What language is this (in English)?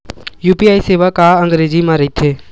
Chhattisgarhi